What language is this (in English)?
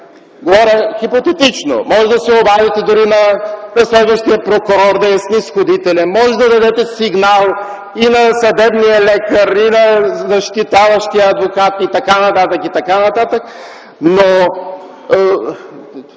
Bulgarian